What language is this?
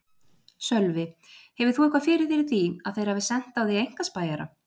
Icelandic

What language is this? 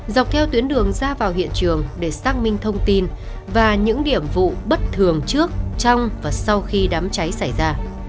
Vietnamese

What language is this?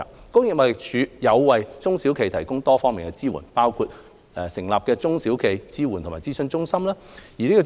Cantonese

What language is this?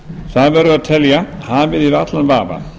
Icelandic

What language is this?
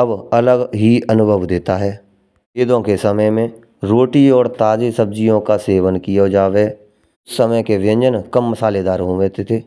Braj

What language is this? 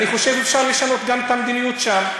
Hebrew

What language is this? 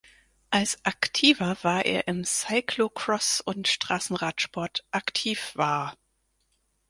German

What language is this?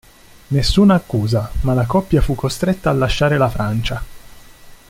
Italian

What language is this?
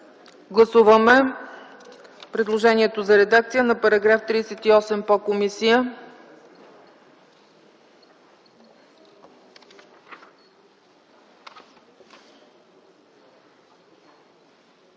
Bulgarian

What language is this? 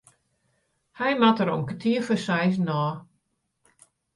Western Frisian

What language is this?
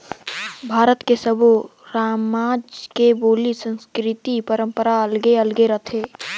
Chhattisgarhi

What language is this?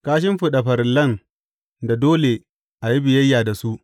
Hausa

